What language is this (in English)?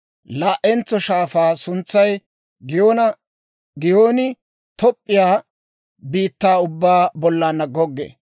Dawro